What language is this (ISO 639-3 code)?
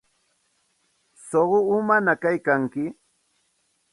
qxt